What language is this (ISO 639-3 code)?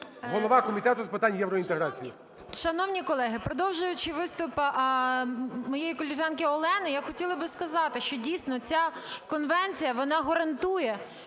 ukr